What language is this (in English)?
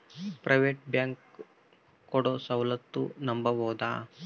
Kannada